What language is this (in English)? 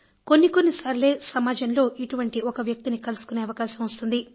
Telugu